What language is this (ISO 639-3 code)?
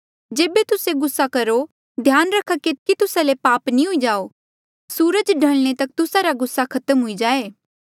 mjl